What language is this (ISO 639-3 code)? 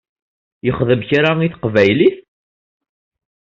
kab